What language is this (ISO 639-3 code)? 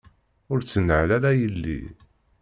kab